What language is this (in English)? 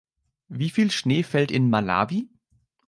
German